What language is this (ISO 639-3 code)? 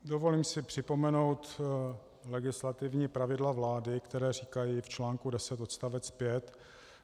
ces